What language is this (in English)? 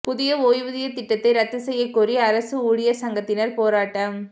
Tamil